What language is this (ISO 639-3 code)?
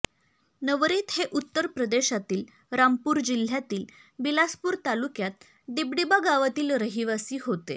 mar